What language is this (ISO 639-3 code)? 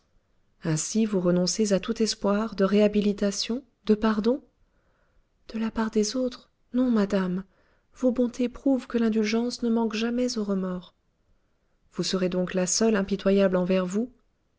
fra